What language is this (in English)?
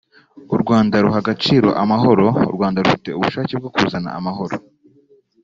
Kinyarwanda